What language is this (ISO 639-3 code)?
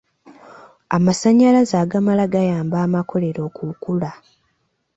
lug